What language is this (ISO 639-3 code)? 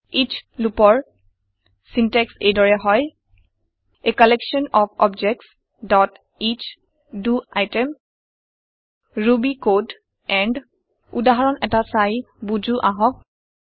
asm